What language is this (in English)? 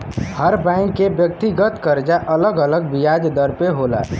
Bhojpuri